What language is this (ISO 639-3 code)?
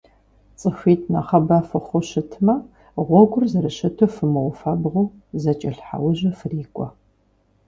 kbd